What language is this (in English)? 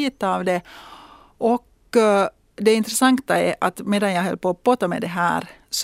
Swedish